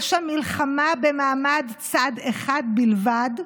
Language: Hebrew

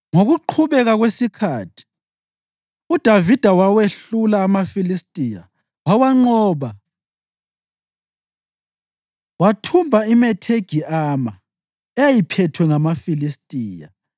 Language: North Ndebele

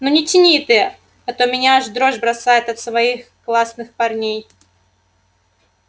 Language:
Russian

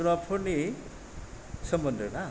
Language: Bodo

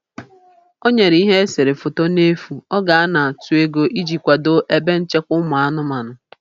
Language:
Igbo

